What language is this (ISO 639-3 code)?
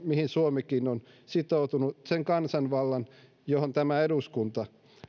fin